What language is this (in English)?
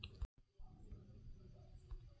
Kannada